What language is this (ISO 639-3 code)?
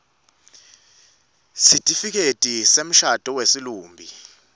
ssw